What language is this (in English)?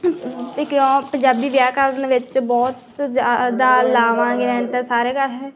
Punjabi